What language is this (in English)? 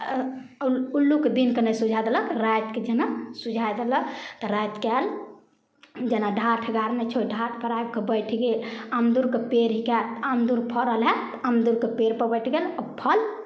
Maithili